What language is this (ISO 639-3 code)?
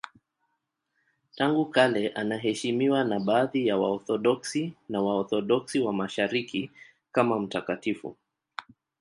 swa